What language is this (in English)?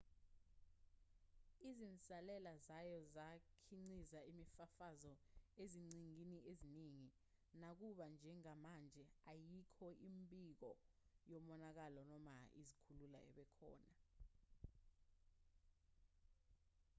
Zulu